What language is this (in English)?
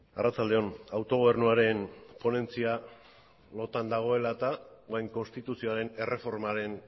Basque